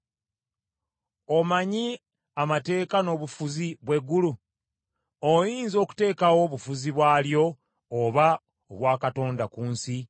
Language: Ganda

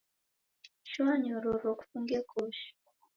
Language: Taita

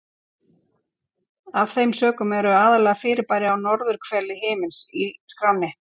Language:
Icelandic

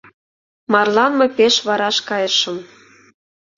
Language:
Mari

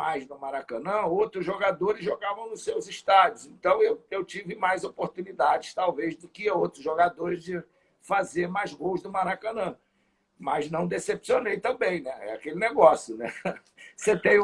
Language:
Portuguese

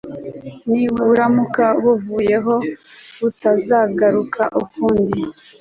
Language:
Kinyarwanda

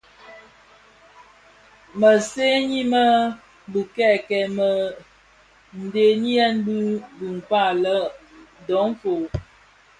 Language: Bafia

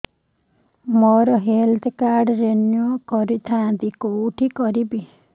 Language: Odia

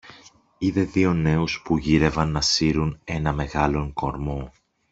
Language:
Greek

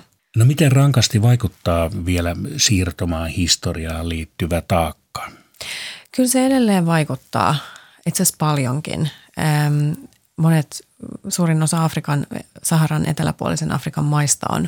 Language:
Finnish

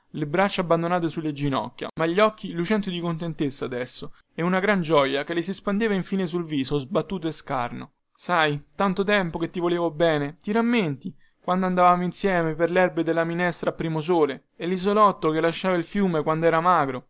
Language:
Italian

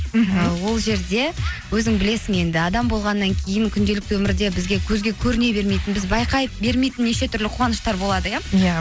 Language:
Kazakh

